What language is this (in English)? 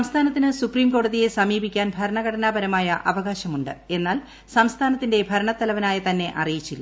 Malayalam